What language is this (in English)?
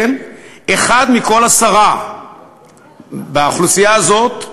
Hebrew